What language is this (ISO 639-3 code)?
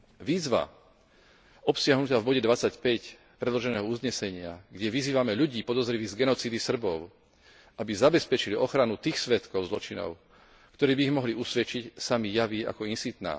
slk